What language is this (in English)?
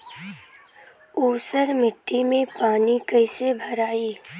Bhojpuri